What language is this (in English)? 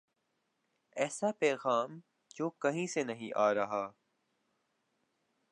Urdu